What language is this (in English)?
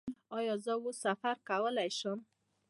Pashto